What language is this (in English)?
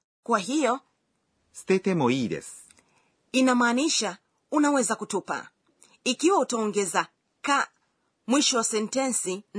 Swahili